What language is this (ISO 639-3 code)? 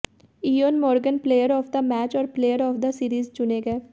hin